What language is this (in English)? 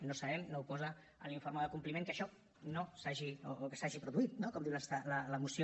Catalan